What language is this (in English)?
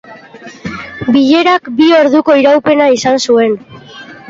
Basque